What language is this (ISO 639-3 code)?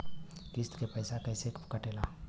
bho